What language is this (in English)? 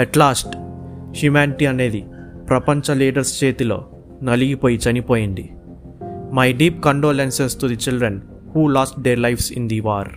Telugu